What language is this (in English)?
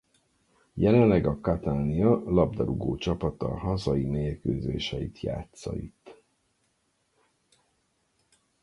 Hungarian